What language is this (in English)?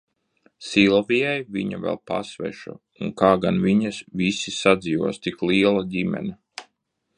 Latvian